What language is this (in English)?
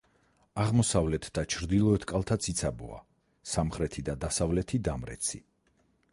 Georgian